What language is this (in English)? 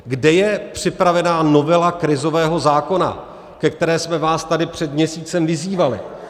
Czech